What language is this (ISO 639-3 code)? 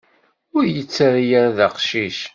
kab